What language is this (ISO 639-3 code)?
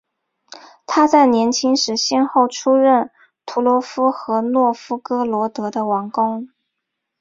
zho